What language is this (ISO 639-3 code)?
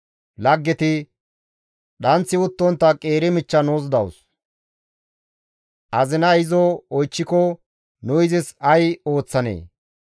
gmv